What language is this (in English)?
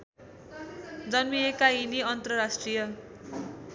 Nepali